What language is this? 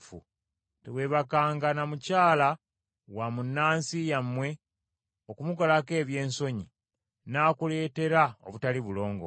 Ganda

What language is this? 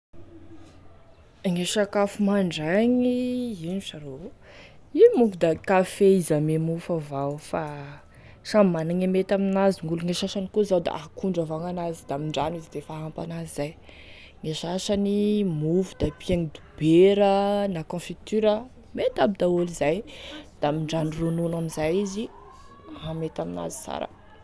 Tesaka Malagasy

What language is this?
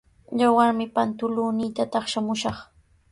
Sihuas Ancash Quechua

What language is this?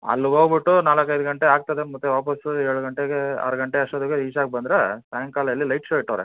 Kannada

